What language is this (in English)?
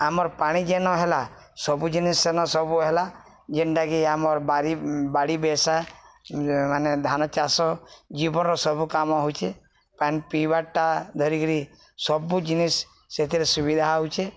Odia